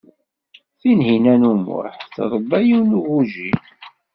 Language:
Kabyle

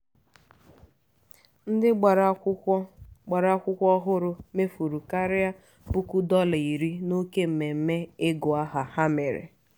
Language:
Igbo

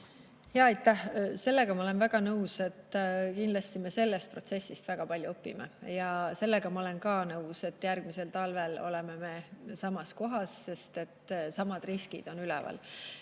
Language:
Estonian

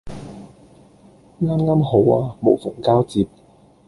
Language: Cantonese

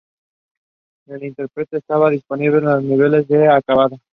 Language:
Spanish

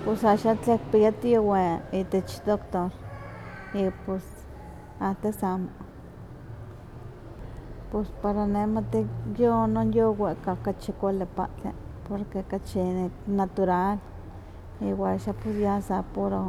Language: Huaxcaleca Nahuatl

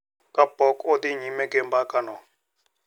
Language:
Luo (Kenya and Tanzania)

